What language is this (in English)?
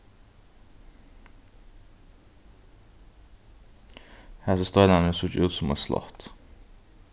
Faroese